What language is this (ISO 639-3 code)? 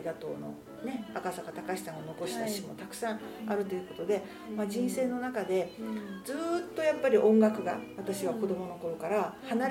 jpn